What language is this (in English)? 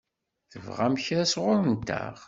Kabyle